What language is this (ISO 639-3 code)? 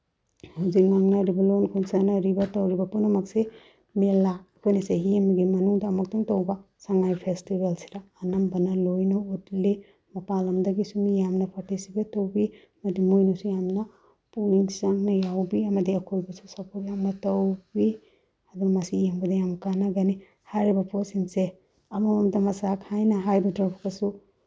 mni